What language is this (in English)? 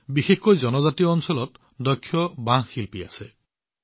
Assamese